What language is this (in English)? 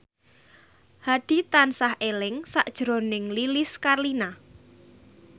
Javanese